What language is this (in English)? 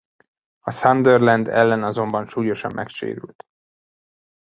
Hungarian